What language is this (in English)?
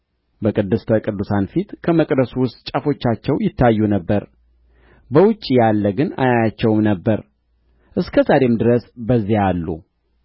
Amharic